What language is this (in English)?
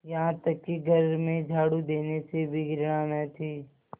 Hindi